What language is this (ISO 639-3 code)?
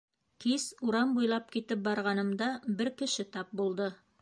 bak